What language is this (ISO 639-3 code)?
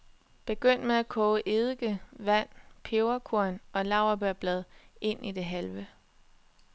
dan